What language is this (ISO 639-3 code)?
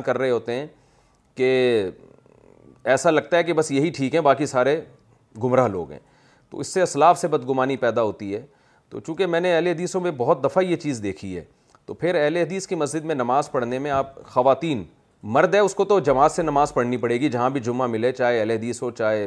urd